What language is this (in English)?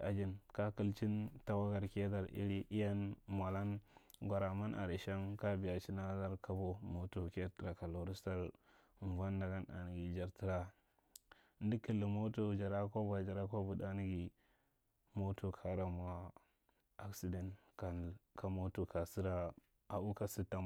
Marghi Central